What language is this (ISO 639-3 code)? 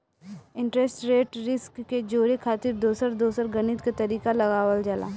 bho